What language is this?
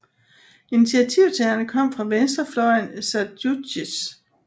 Danish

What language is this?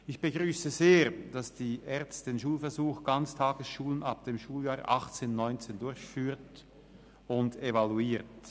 Swiss German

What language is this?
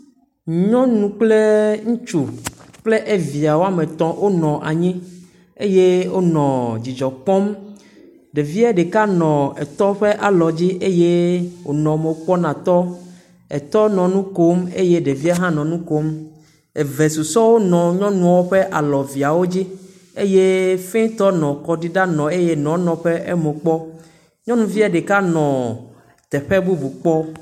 Ewe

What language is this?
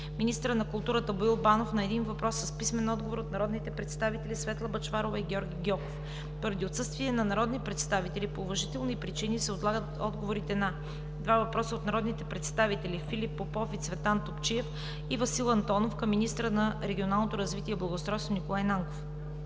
Bulgarian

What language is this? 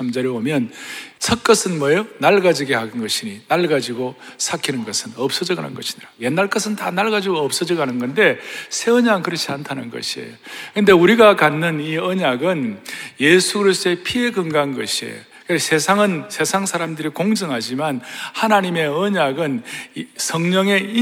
Korean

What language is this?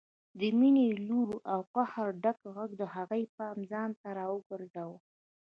Pashto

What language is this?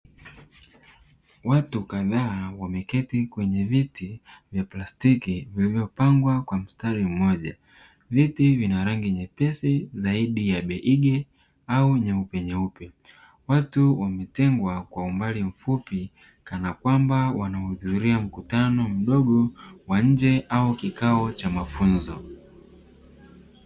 Swahili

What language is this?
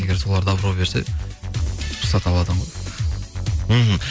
Kazakh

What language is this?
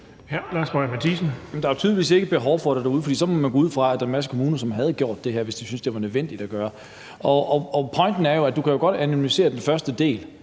Danish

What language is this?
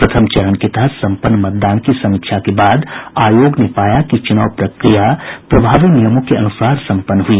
Hindi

